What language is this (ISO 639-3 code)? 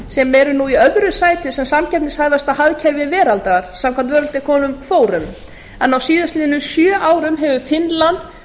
isl